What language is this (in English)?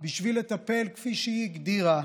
Hebrew